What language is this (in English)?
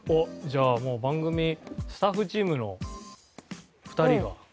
Japanese